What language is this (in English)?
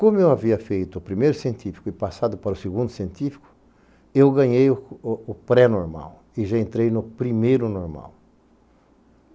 Portuguese